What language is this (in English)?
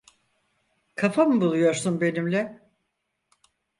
Turkish